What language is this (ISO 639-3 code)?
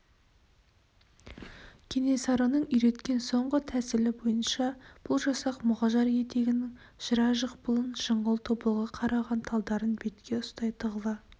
kaz